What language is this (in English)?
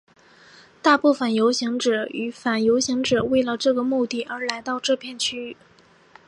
Chinese